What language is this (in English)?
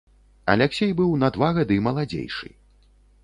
Belarusian